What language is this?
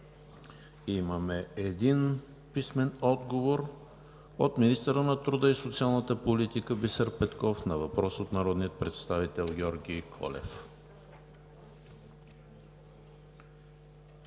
Bulgarian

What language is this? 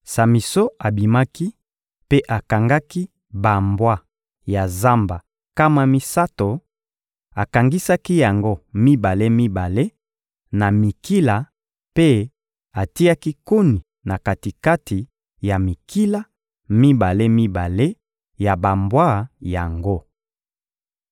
Lingala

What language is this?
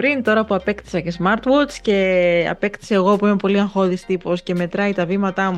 Greek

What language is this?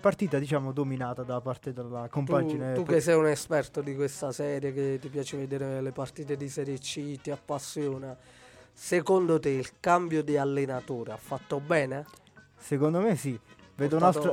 Italian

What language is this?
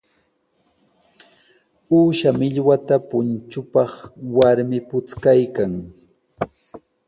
Sihuas Ancash Quechua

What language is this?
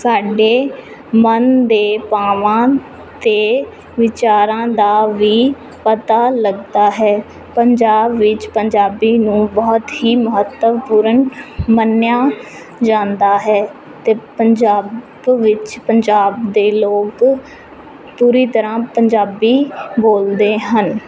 Punjabi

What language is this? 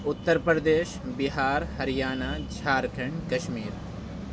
Urdu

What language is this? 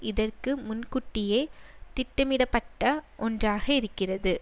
Tamil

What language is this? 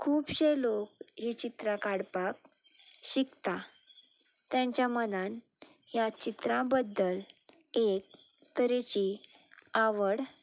Konkani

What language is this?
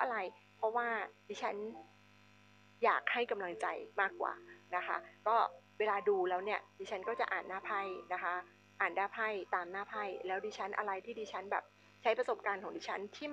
Thai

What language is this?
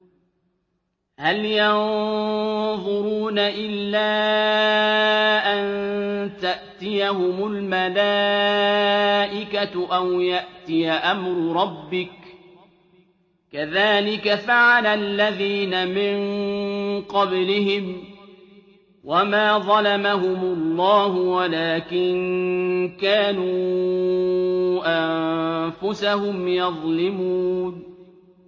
Arabic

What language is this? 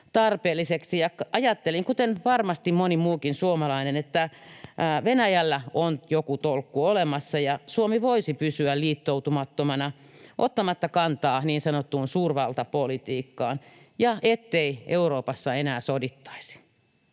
Finnish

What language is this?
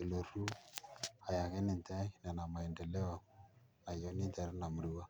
Masai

